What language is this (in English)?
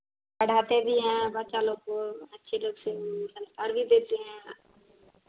Hindi